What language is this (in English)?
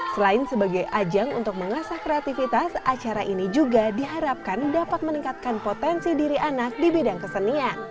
Indonesian